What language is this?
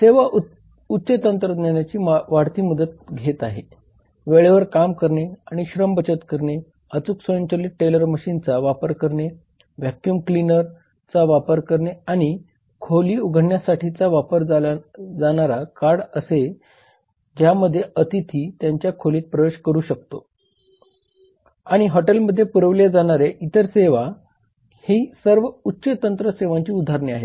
Marathi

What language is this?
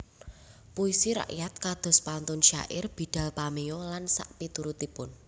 Javanese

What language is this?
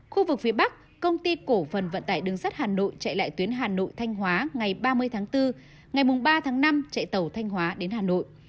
Vietnamese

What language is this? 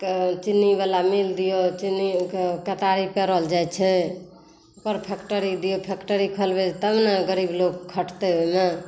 Maithili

